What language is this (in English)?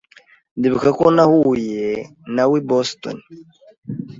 Kinyarwanda